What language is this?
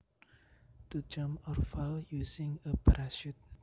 Javanese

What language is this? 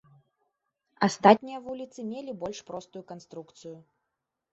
Belarusian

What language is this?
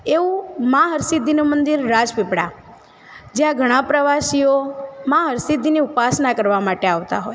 Gujarati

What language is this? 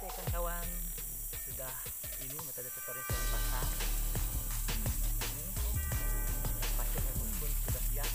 Indonesian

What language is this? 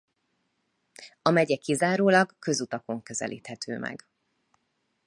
Hungarian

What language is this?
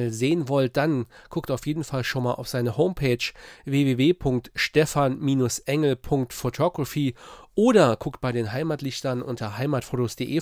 German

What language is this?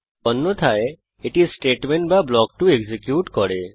Bangla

